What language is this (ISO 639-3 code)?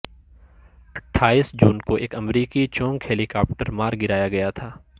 urd